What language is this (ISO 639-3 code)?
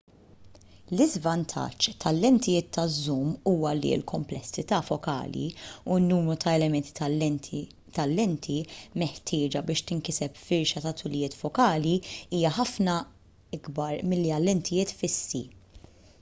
mlt